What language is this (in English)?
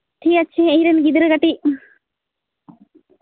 Santali